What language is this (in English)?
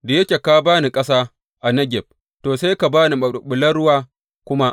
Hausa